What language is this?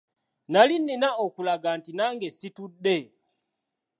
Ganda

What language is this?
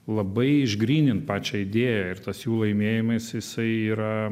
Lithuanian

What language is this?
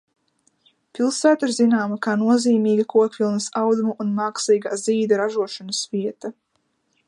Latvian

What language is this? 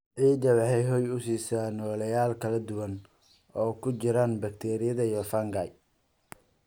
Somali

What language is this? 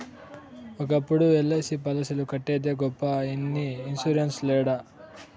Telugu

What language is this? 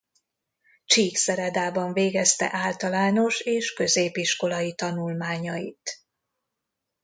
Hungarian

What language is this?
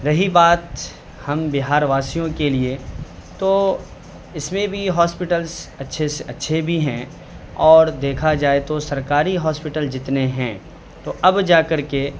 Urdu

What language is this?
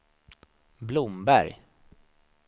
Swedish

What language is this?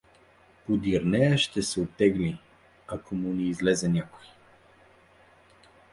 Bulgarian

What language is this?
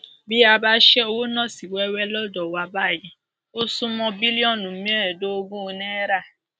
Yoruba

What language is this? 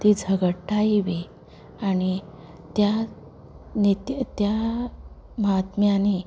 Konkani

